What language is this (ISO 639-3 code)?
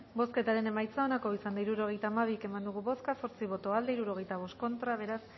eus